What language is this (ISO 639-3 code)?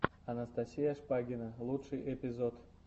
rus